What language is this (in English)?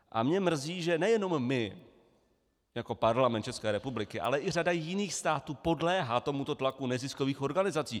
Czech